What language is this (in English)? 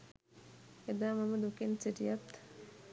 Sinhala